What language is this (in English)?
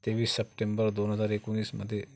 Marathi